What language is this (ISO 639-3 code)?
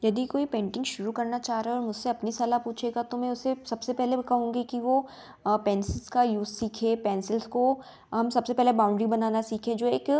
hin